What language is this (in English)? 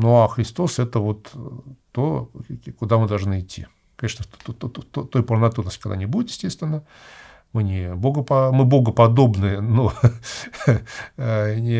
Russian